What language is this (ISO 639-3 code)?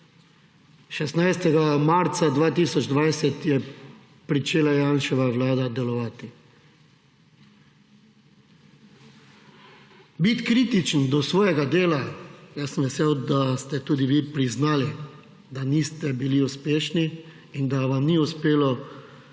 slv